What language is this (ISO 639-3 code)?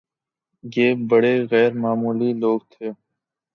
urd